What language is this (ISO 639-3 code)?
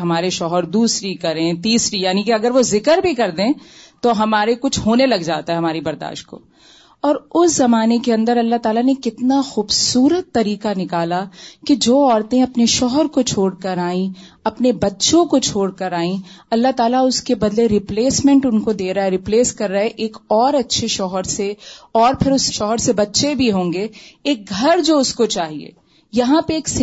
urd